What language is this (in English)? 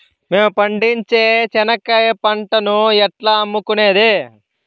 Telugu